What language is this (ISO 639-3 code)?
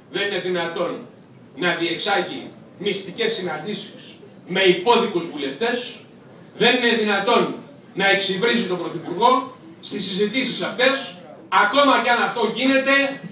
ell